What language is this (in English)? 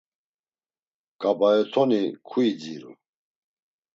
Laz